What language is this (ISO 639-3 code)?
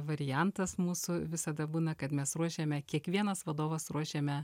lit